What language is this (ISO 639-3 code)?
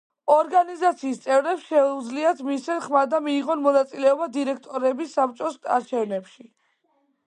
kat